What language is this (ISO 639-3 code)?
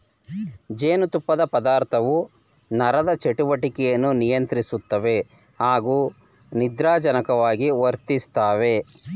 kan